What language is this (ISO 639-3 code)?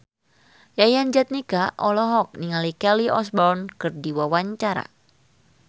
sun